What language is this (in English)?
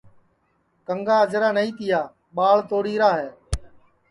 Sansi